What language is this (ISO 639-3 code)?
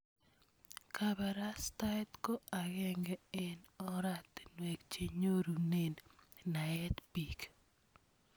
kln